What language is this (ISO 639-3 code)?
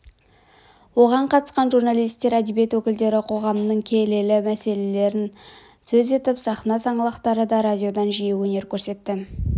kaz